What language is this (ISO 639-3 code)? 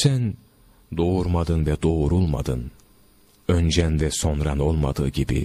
tur